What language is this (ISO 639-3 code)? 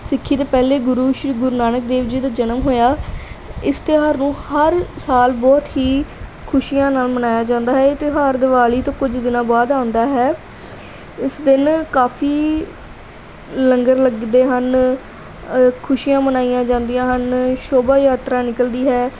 pan